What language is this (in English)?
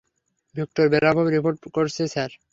Bangla